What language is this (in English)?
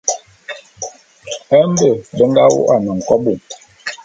Bulu